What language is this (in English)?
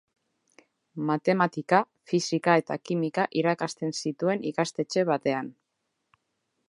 Basque